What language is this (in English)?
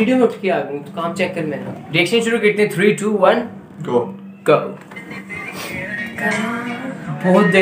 Hindi